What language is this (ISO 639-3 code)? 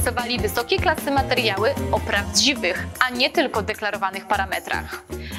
pol